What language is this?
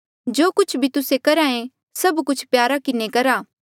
Mandeali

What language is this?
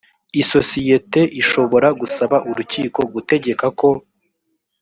Kinyarwanda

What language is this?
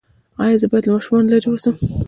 Pashto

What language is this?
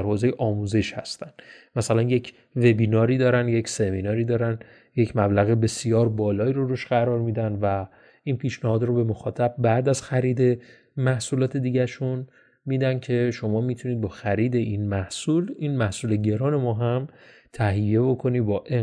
Persian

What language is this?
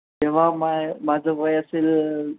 Marathi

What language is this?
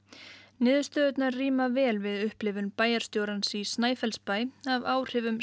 Icelandic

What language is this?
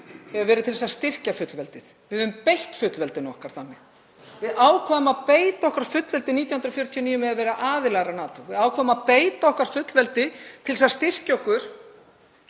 Icelandic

